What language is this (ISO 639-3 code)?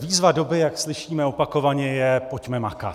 ces